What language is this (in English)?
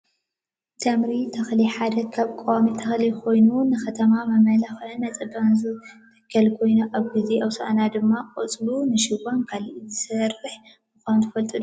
Tigrinya